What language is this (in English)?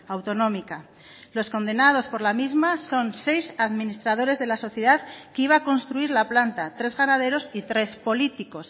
Spanish